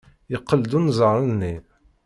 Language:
Kabyle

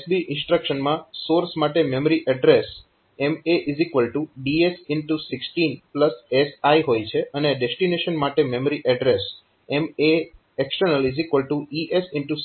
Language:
Gujarati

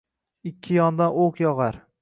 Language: Uzbek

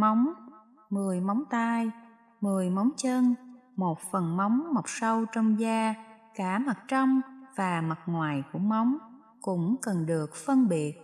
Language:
Vietnamese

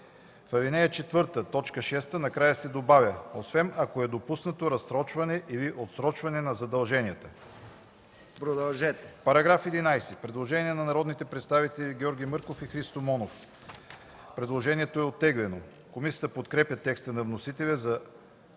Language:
Bulgarian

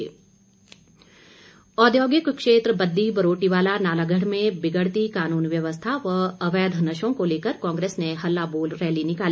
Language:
Hindi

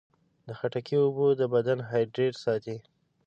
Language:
Pashto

